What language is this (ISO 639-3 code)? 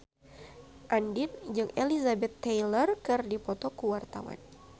sun